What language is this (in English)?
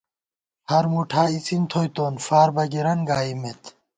Gawar-Bati